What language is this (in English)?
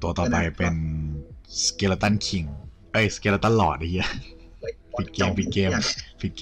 Thai